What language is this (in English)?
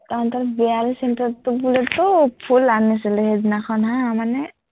Assamese